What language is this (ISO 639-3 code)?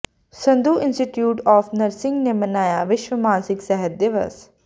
pan